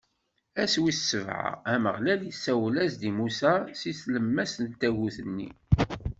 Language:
Kabyle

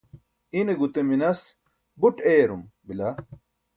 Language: Burushaski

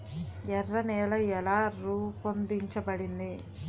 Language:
Telugu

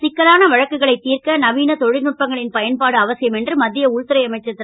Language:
Tamil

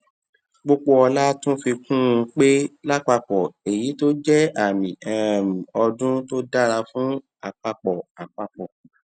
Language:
Yoruba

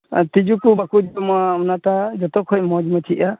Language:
Santali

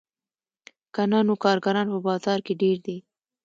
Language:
Pashto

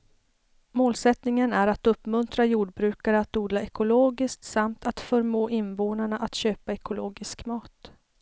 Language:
Swedish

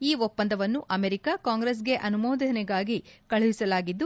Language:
Kannada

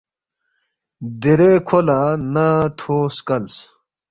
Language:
Balti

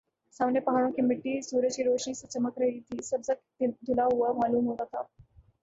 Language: Urdu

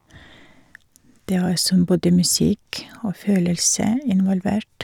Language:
Norwegian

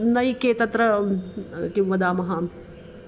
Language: Sanskrit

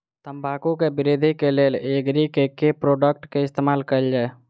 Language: Maithili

